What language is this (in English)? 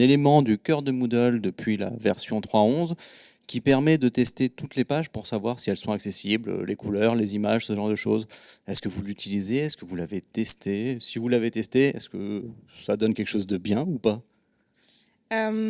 French